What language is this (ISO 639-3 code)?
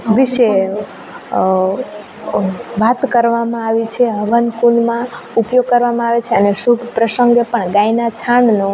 guj